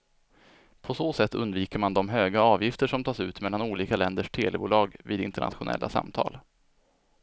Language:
Swedish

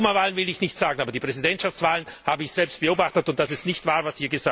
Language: German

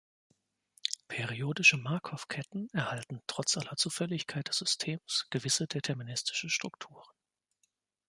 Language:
German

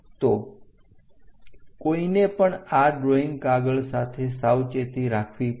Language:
Gujarati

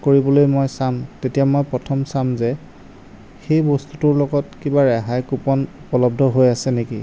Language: Assamese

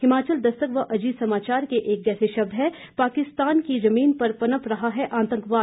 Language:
Hindi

